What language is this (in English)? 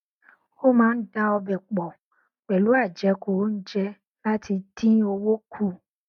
Yoruba